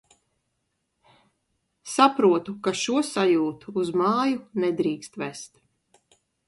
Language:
Latvian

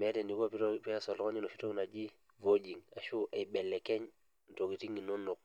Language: Masai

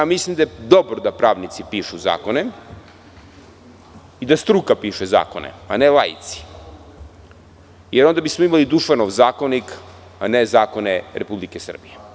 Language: Serbian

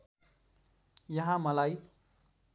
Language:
Nepali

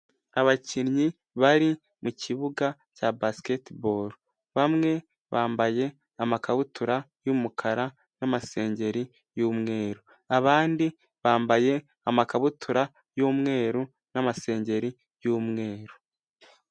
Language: Kinyarwanda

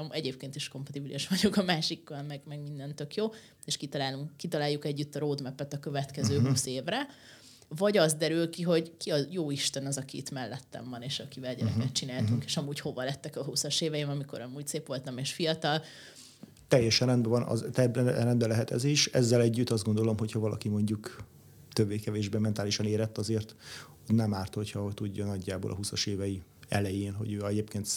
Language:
Hungarian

